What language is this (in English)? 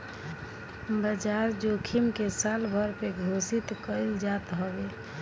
Bhojpuri